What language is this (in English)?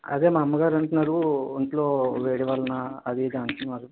Telugu